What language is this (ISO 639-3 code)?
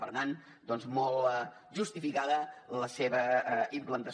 cat